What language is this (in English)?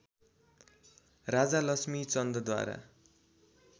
Nepali